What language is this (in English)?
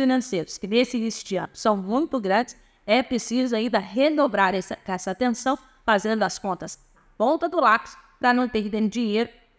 Portuguese